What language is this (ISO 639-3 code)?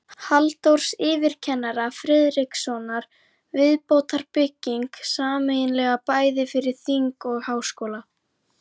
isl